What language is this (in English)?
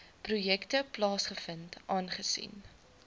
Afrikaans